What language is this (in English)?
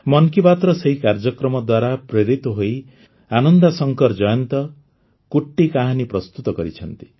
Odia